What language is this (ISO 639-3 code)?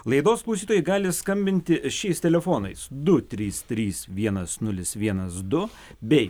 lit